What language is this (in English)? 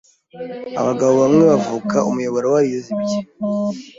Kinyarwanda